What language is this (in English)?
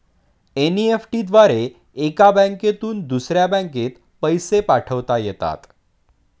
Marathi